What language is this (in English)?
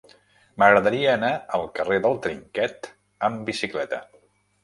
Catalan